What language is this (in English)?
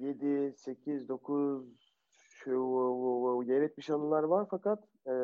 Turkish